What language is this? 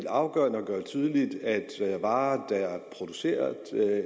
Danish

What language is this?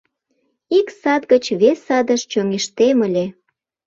Mari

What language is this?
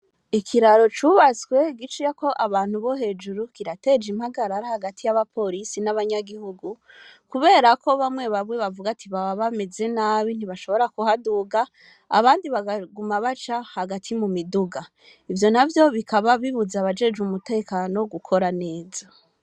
Rundi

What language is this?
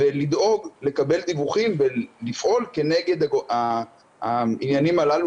Hebrew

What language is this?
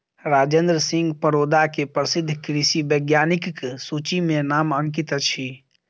Maithili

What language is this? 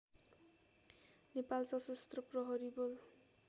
Nepali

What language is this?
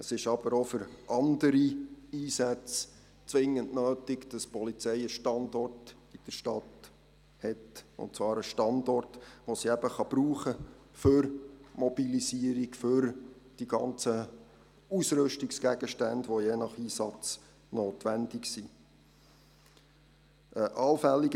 Swiss German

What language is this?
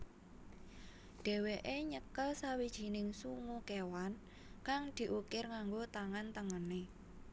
Javanese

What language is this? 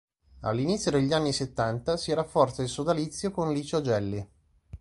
Italian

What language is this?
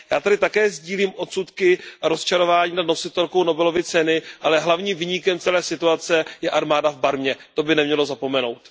Czech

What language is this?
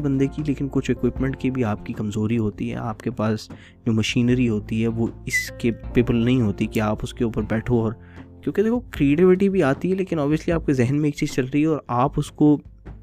Urdu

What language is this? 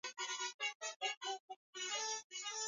Swahili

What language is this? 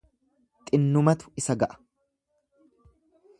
Oromo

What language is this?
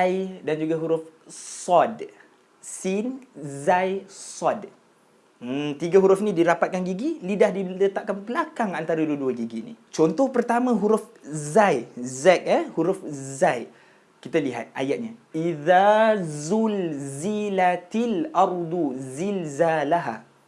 Malay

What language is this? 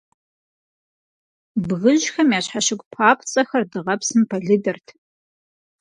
Kabardian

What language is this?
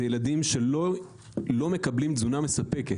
Hebrew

